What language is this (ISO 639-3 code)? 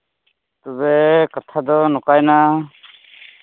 sat